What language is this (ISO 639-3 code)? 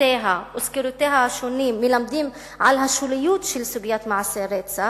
heb